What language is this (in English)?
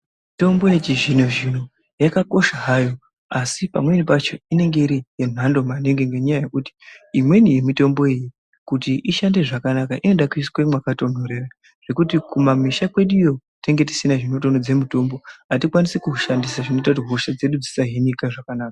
Ndau